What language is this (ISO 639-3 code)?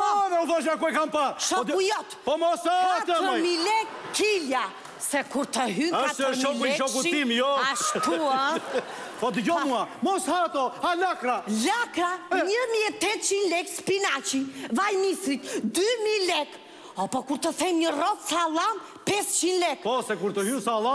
ell